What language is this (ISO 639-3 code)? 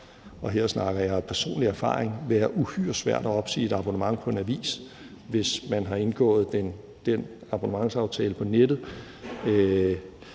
dan